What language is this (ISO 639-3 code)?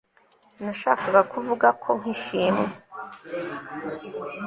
kin